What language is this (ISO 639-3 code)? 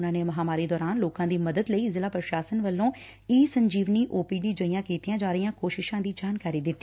pan